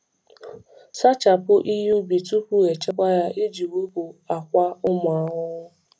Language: Igbo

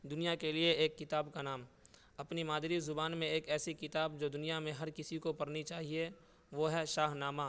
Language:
Urdu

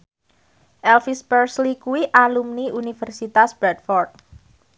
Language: Javanese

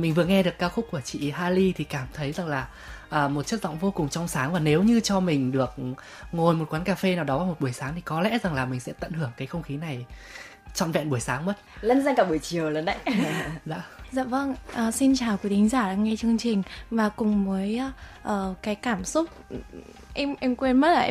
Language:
Vietnamese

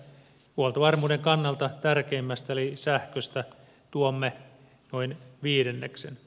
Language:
Finnish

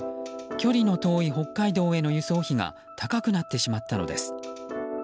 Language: Japanese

